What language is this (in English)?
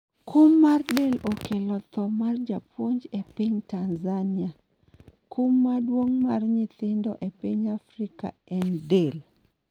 Luo (Kenya and Tanzania)